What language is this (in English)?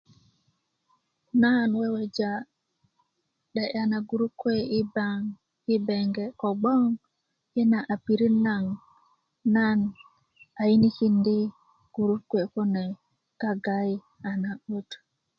Kuku